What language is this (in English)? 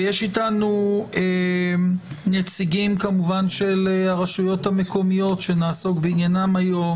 Hebrew